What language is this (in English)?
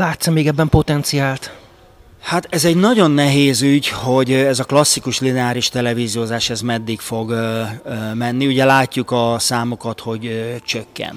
Hungarian